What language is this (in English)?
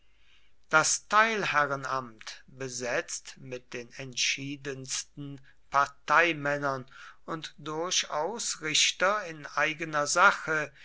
German